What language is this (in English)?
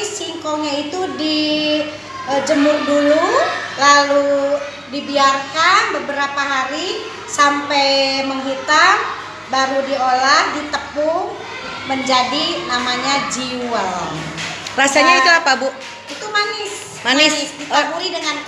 Indonesian